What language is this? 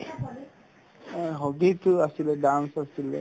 Assamese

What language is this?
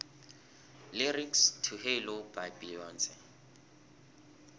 South Ndebele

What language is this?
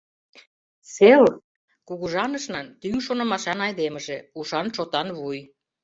Mari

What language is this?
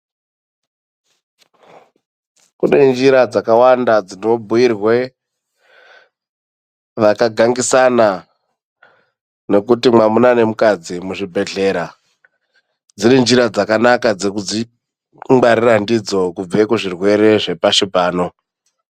Ndau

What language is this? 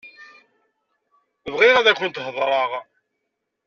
Kabyle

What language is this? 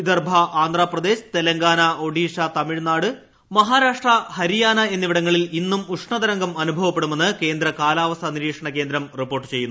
Malayalam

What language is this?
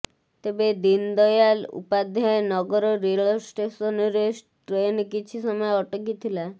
Odia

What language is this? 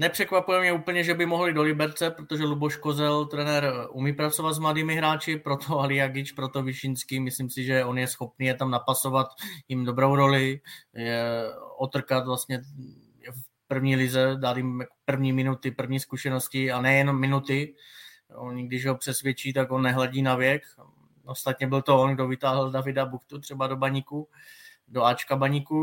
Czech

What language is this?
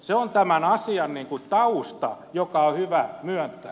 Finnish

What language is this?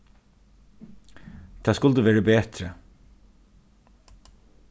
Faroese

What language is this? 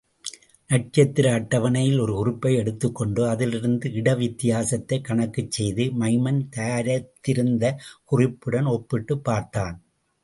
Tamil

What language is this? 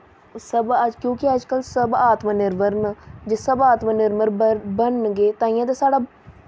Dogri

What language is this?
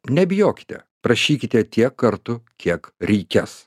Lithuanian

